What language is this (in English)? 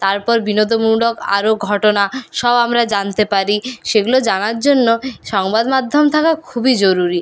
Bangla